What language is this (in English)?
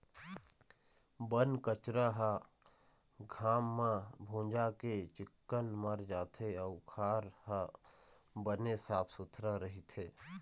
Chhattisgarhi